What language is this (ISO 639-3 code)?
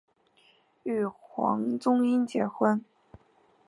zho